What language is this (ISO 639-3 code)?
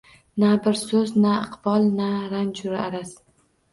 uzb